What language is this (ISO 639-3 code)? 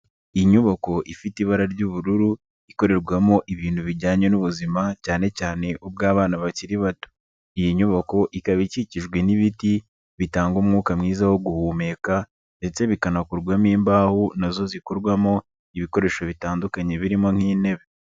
kin